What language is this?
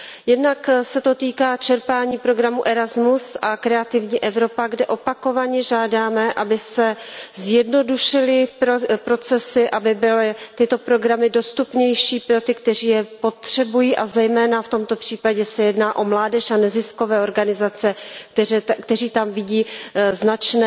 Czech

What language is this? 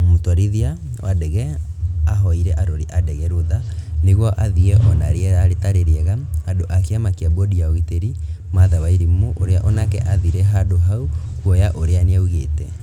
Kikuyu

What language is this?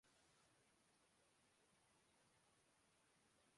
Urdu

